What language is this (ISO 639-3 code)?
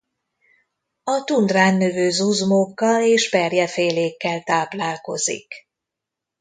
hun